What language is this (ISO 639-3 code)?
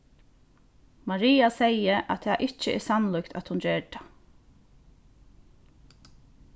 fao